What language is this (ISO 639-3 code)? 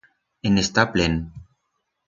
arg